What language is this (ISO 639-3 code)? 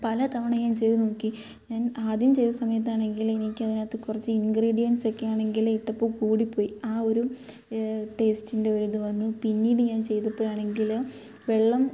mal